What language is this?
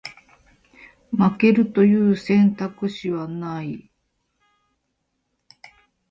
Japanese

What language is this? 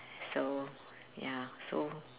English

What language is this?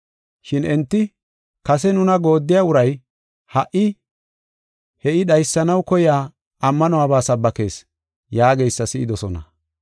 Gofa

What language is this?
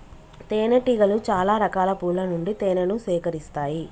Telugu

